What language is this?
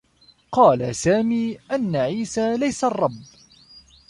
Arabic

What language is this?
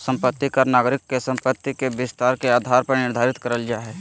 Magahi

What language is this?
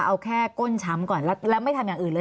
Thai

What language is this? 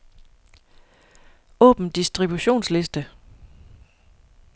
Danish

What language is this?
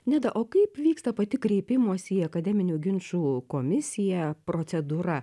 Lithuanian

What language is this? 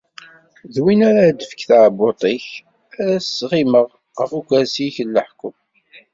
Kabyle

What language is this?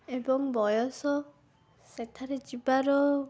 Odia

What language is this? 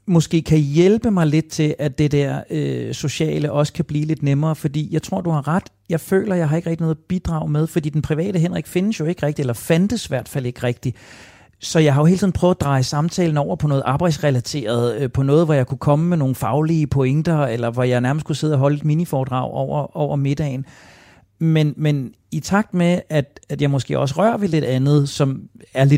Danish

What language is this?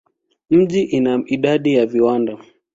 Swahili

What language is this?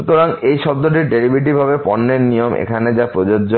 Bangla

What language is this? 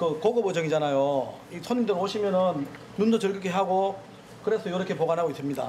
Korean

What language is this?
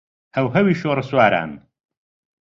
Central Kurdish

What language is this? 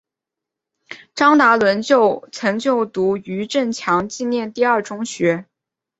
Chinese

